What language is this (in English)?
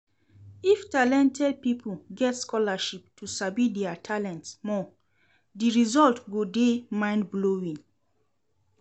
Nigerian Pidgin